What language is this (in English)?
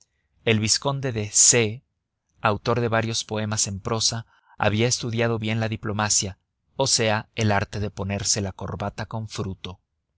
Spanish